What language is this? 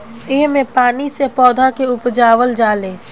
Bhojpuri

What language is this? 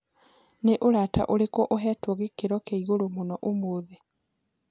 Kikuyu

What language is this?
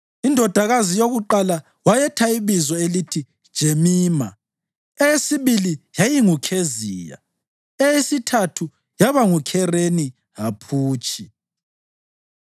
North Ndebele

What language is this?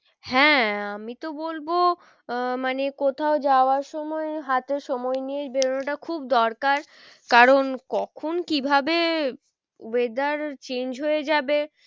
Bangla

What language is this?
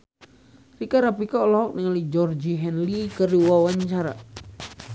Sundanese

